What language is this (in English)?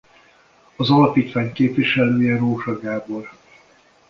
Hungarian